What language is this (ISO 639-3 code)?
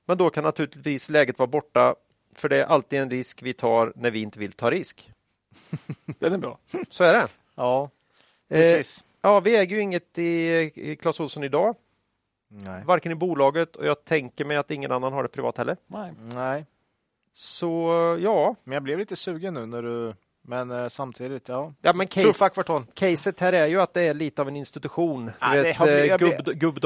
swe